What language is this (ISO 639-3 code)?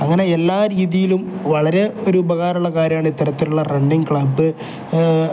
mal